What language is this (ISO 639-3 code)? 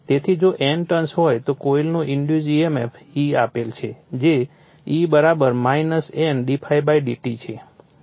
guj